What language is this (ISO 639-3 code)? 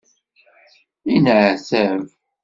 kab